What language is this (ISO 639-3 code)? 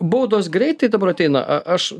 lit